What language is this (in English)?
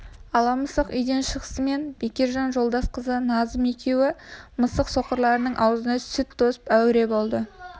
Kazakh